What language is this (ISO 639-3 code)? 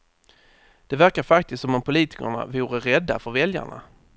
swe